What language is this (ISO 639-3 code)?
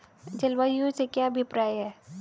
hin